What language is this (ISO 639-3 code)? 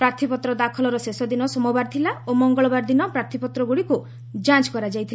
ori